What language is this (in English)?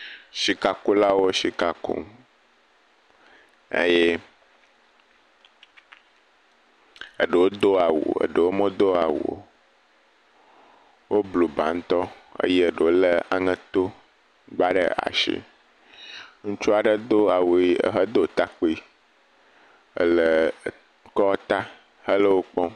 Ewe